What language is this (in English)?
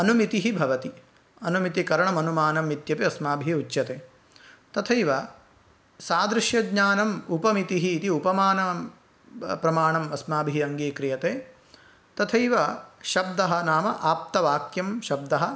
Sanskrit